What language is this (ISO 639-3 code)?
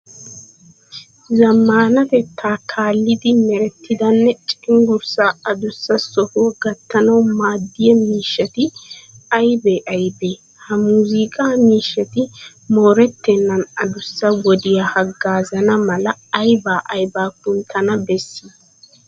wal